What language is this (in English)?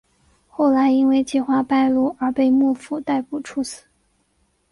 Chinese